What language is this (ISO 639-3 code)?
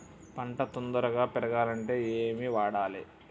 tel